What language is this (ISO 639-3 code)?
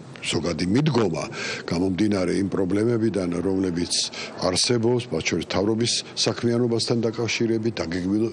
fra